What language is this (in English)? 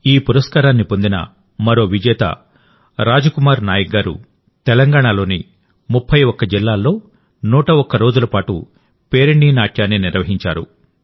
Telugu